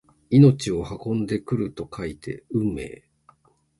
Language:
Japanese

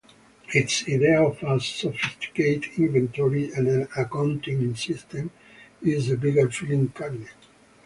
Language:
English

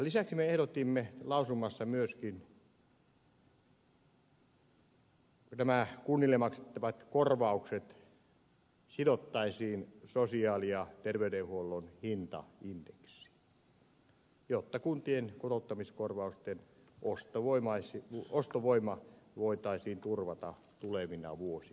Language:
Finnish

